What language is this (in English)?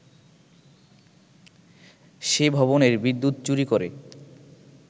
Bangla